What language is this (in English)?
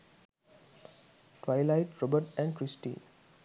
Sinhala